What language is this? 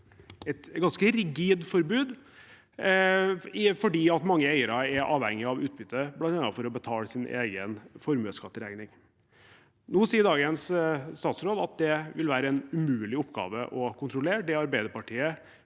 Norwegian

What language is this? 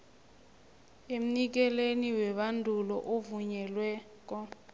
South Ndebele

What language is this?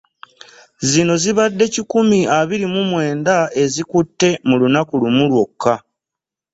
Ganda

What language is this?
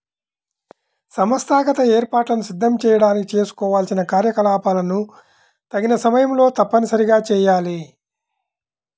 Telugu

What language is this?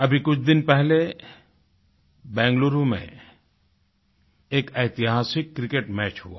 Hindi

